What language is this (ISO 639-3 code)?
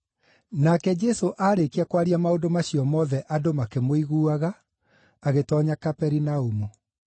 kik